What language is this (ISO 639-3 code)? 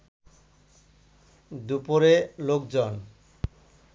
ben